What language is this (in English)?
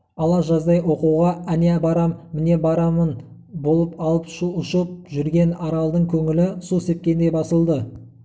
Kazakh